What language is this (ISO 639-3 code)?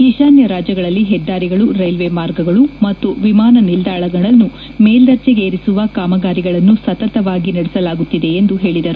kan